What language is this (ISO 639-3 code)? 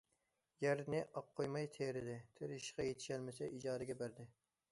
uig